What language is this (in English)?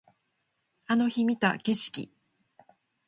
Japanese